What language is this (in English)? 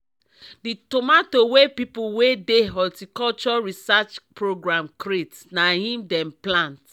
Nigerian Pidgin